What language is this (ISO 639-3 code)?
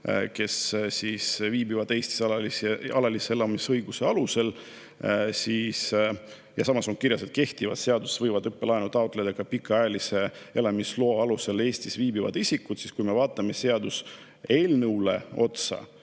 est